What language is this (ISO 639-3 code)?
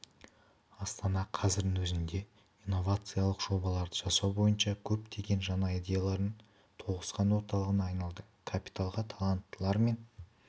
kaz